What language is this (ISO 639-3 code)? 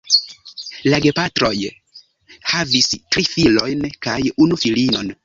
epo